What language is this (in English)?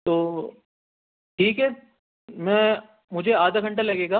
Urdu